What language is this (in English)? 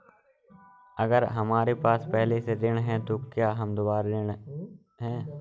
Hindi